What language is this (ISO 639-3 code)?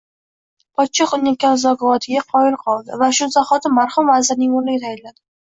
uzb